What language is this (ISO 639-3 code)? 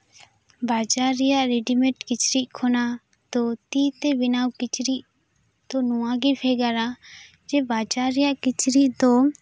sat